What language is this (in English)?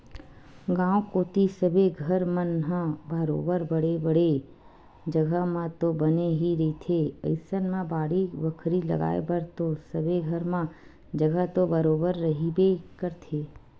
Chhattisgarhi